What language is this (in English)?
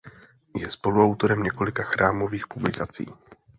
Czech